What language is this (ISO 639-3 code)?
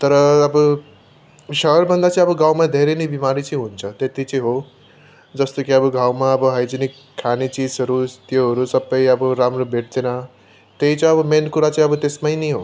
nep